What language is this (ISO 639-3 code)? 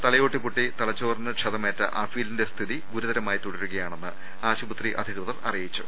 mal